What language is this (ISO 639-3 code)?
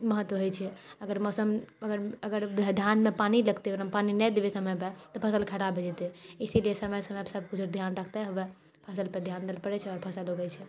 mai